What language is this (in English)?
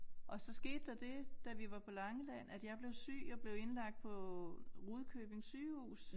Danish